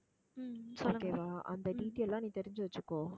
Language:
Tamil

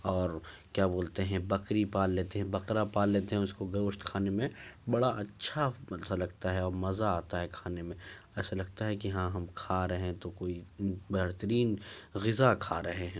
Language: Urdu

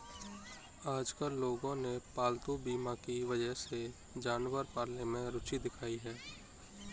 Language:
Hindi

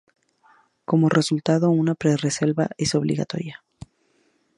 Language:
Spanish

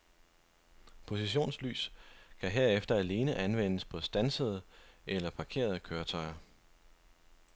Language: Danish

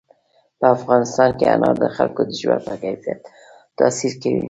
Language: Pashto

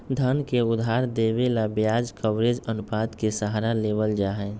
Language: Magahi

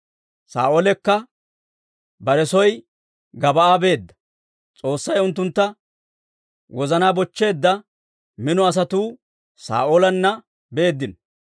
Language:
Dawro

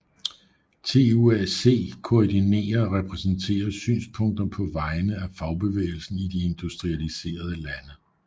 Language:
Danish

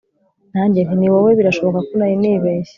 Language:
Kinyarwanda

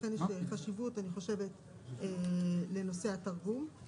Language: Hebrew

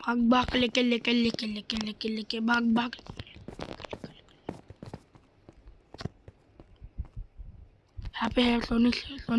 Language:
Hindi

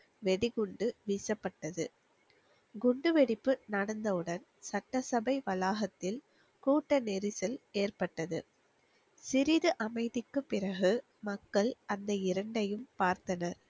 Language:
Tamil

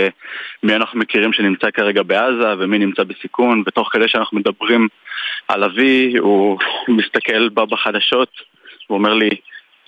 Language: Hebrew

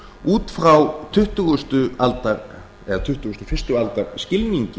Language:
Icelandic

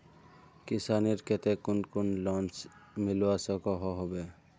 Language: Magahi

